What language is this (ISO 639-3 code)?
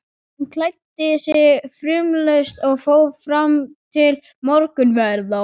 isl